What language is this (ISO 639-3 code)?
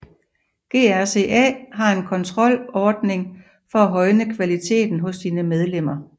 dan